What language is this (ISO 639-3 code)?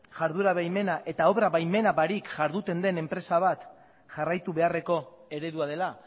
eus